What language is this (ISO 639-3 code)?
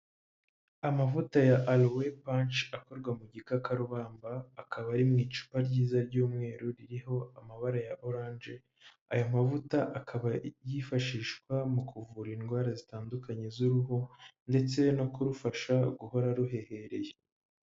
kin